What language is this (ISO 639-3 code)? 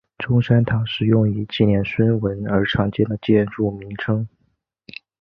zho